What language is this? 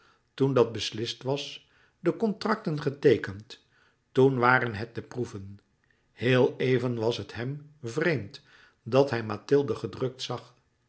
Dutch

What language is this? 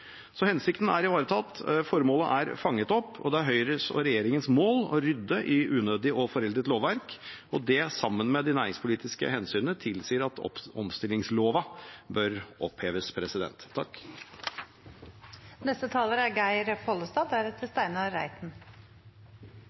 Norwegian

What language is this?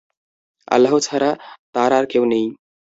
Bangla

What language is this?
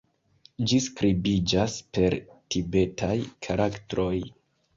Esperanto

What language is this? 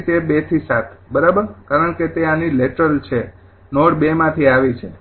Gujarati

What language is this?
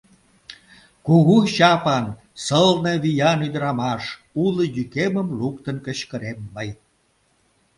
Mari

